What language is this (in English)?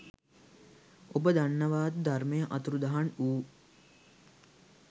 Sinhala